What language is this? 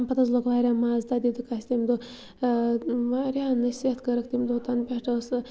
Kashmiri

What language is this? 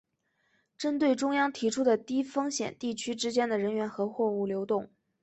Chinese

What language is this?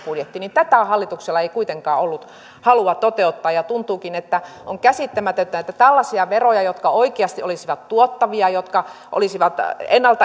Finnish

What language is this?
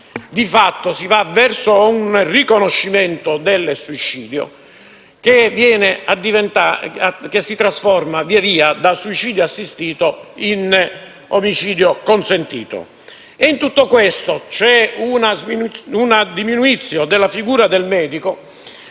Italian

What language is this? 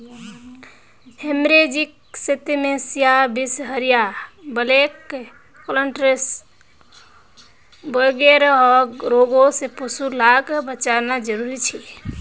Magahi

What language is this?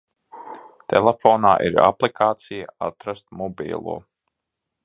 Latvian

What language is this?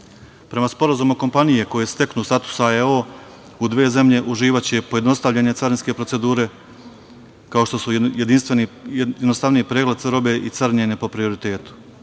Serbian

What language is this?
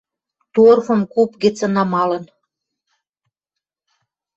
Western Mari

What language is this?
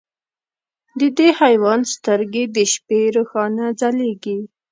Pashto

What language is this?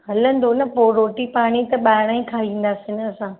Sindhi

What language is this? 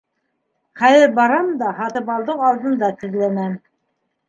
Bashkir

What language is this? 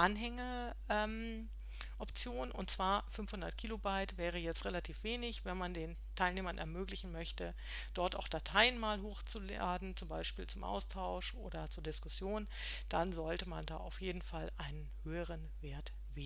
German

